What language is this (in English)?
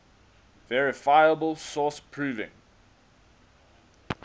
English